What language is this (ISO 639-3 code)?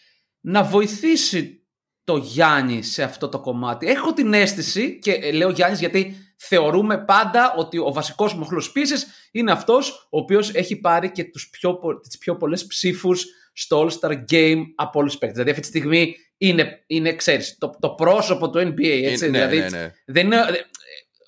ell